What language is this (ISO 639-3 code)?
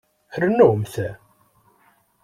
kab